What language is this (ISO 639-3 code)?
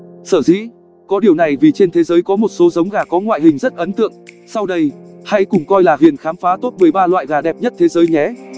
vie